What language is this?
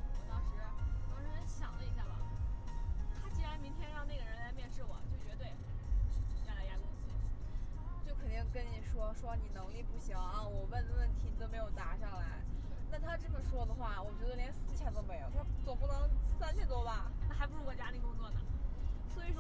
Chinese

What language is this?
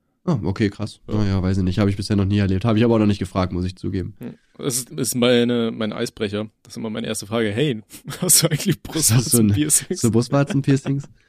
German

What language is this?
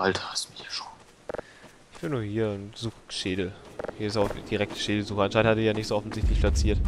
German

